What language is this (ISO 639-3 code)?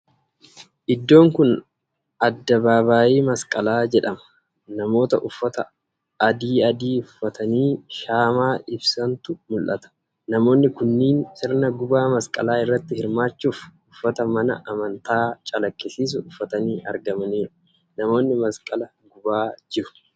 orm